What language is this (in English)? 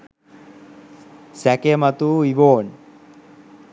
Sinhala